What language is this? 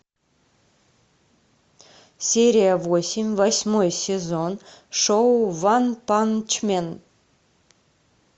Russian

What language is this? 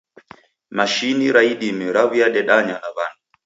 Taita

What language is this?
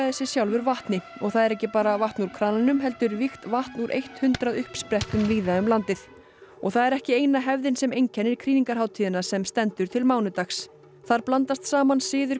Icelandic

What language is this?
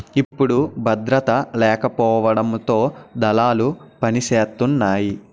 Telugu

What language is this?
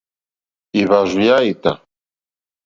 Mokpwe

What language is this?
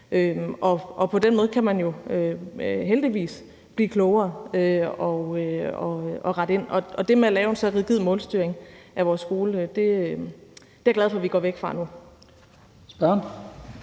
Danish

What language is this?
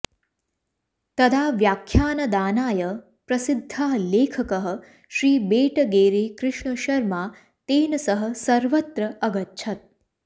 Sanskrit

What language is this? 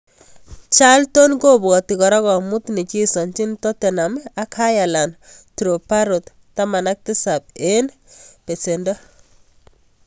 Kalenjin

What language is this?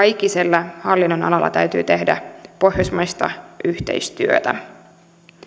Finnish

